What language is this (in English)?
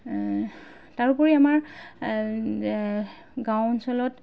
Assamese